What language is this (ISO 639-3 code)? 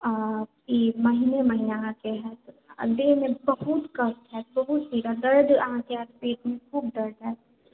mai